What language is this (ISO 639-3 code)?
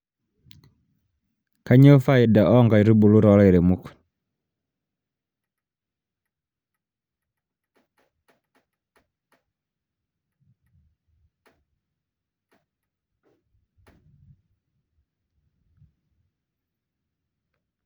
mas